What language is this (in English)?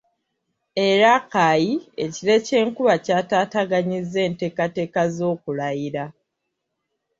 Ganda